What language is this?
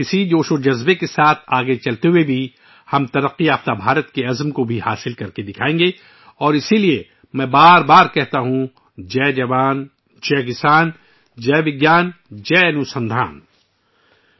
Urdu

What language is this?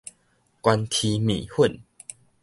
Min Nan Chinese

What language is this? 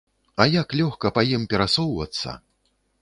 Belarusian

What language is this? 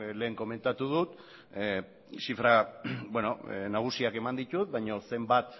Basque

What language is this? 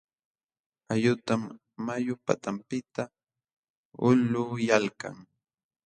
Jauja Wanca Quechua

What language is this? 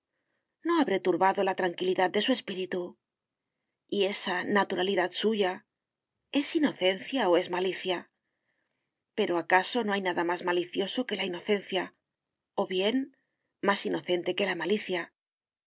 Spanish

